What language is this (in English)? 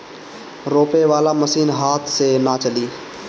Bhojpuri